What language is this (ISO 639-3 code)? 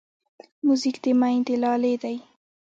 pus